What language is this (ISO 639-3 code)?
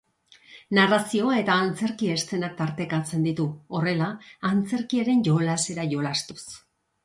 eus